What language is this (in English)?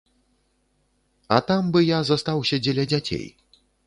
Belarusian